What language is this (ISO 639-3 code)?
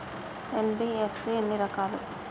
tel